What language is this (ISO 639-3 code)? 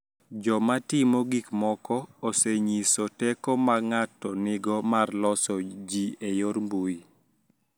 luo